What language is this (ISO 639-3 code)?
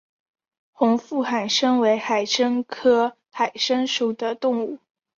zho